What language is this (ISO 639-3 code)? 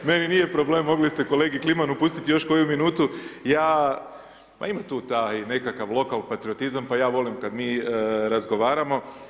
hrv